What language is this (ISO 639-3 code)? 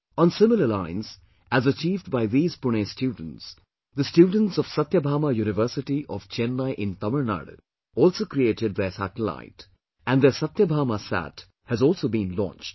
eng